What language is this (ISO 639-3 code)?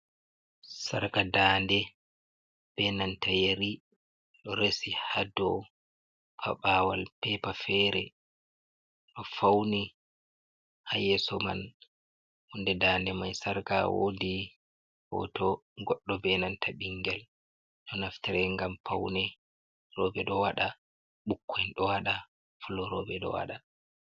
ful